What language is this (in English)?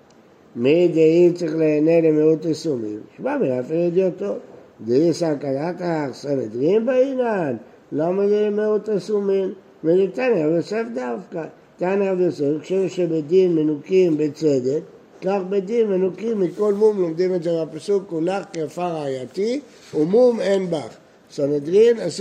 Hebrew